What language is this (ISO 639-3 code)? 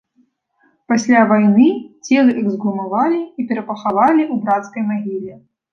bel